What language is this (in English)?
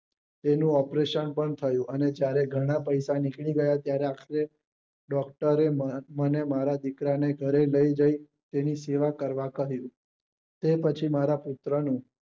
Gujarati